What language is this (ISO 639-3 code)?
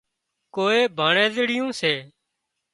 kxp